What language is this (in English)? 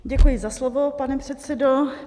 Czech